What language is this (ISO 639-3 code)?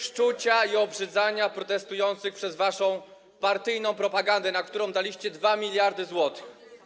pol